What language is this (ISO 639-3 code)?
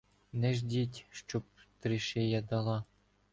ukr